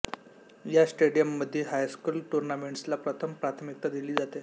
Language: Marathi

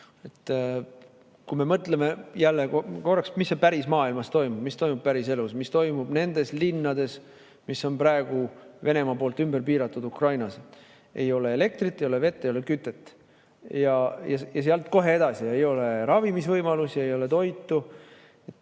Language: Estonian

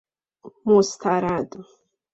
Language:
Persian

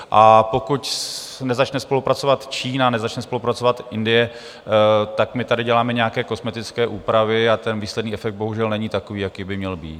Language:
Czech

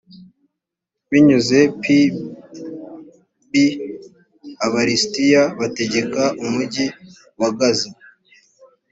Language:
Kinyarwanda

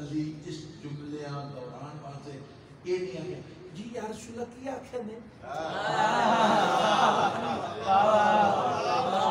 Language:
Arabic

